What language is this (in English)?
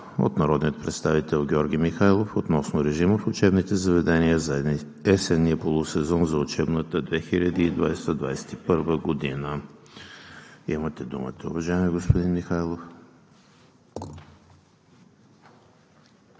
Bulgarian